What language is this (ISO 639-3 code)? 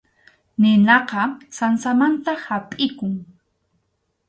qxu